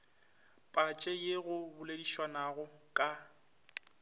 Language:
Northern Sotho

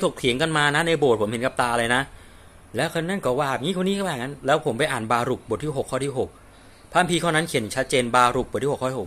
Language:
Thai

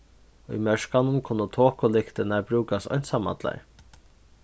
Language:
Faroese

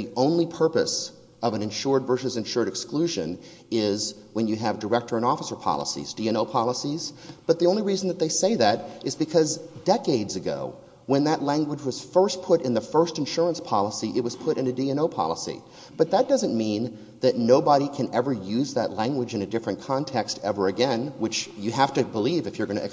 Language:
English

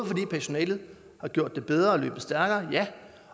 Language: Danish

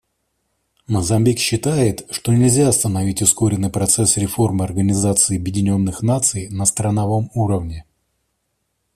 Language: Russian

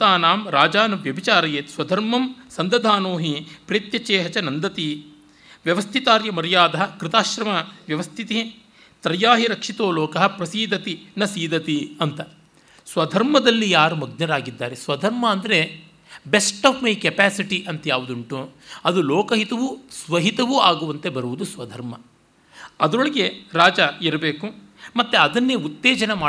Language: Kannada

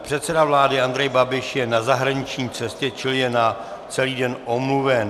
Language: Czech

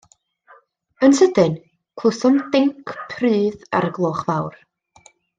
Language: Welsh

